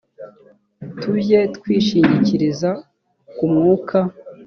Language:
Kinyarwanda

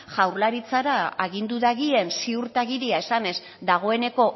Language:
Basque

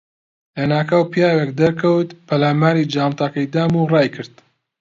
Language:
Central Kurdish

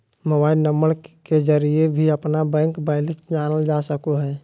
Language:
Magahi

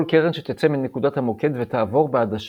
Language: Hebrew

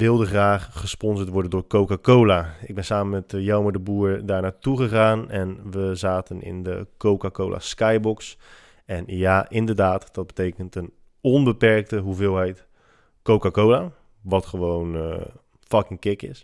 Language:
Dutch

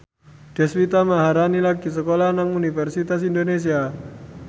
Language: Javanese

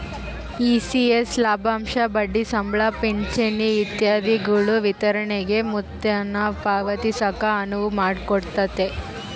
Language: Kannada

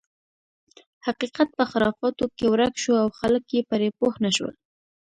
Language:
Pashto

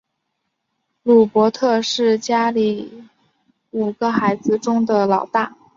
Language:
Chinese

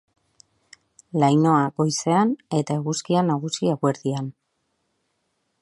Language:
Basque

